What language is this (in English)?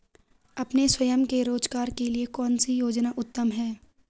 Hindi